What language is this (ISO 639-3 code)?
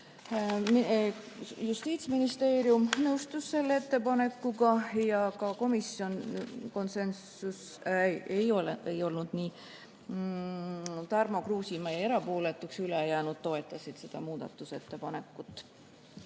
est